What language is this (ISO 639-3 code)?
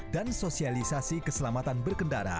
ind